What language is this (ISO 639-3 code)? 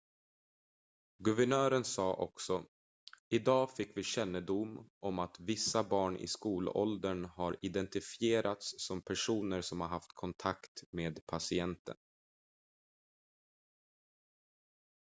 swe